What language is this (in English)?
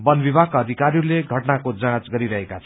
Nepali